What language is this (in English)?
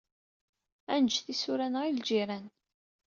Kabyle